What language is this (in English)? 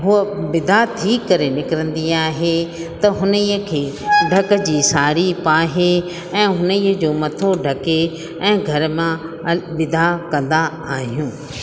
Sindhi